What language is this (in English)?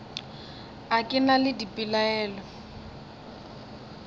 Northern Sotho